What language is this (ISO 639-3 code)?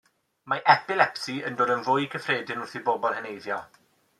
cym